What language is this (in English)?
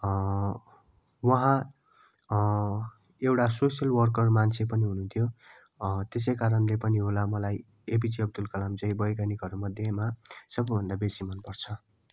Nepali